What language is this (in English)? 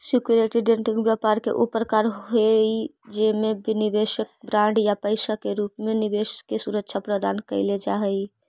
Magahi